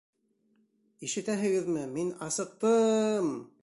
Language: Bashkir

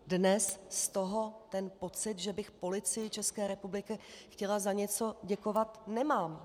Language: Czech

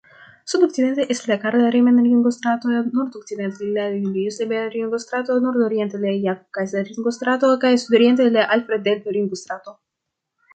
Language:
Esperanto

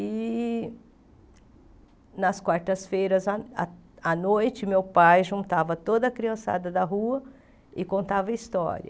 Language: Portuguese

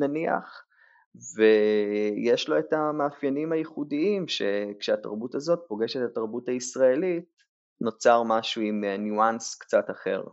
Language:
Hebrew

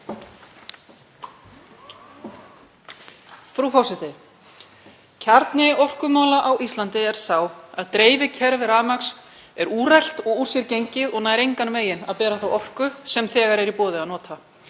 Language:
Icelandic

